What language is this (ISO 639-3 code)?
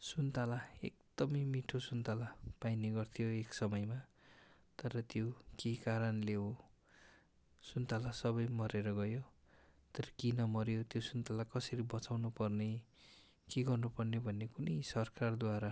nep